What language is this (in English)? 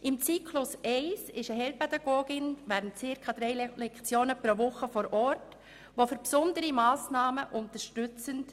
Swiss German